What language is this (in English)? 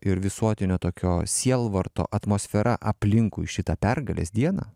Lithuanian